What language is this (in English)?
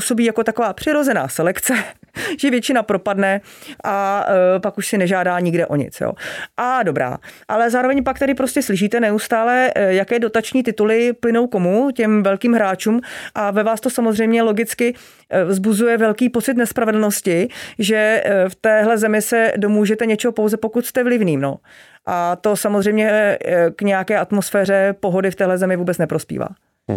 Czech